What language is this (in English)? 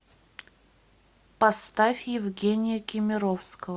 Russian